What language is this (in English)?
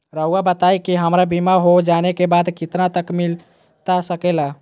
Magahi